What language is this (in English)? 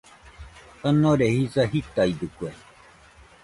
Nüpode Huitoto